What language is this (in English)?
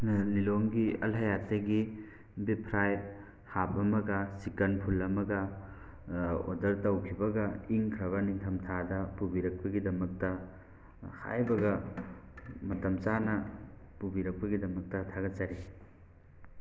Manipuri